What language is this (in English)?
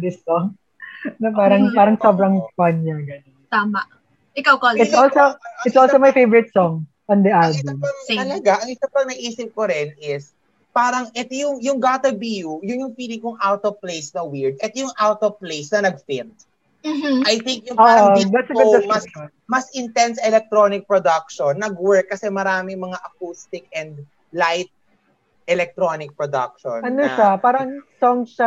Filipino